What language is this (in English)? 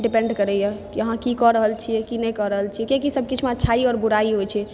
Maithili